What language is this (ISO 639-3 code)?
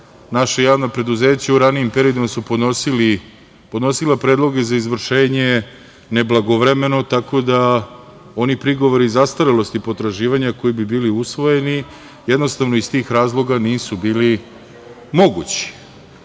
srp